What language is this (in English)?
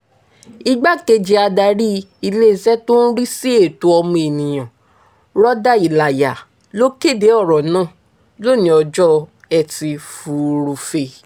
Yoruba